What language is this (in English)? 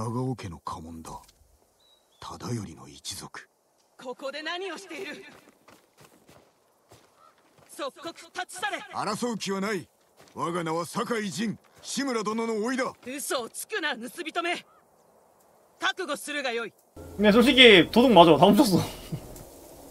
Korean